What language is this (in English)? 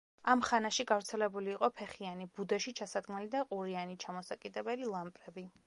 Georgian